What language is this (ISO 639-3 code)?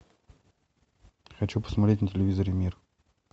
rus